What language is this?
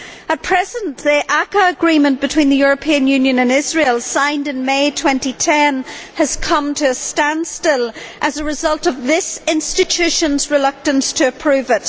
English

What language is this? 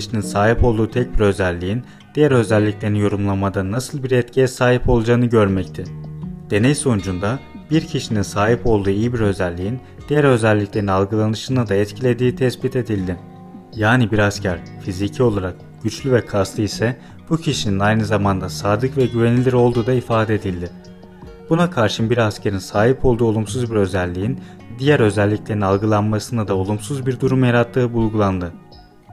Turkish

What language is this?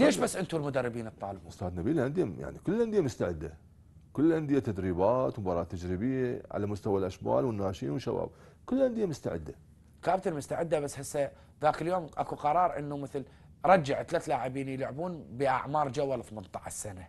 Arabic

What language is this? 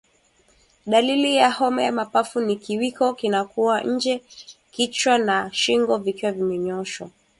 Swahili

